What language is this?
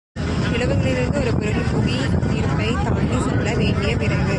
Tamil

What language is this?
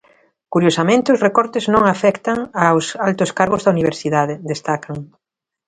Galician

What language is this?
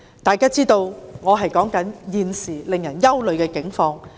Cantonese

